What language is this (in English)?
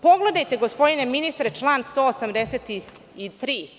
Serbian